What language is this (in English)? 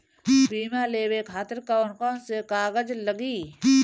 Bhojpuri